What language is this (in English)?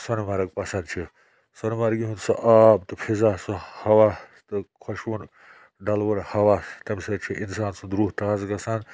Kashmiri